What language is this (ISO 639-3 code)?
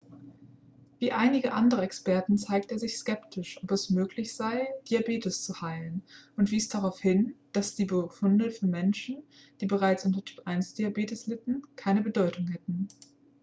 deu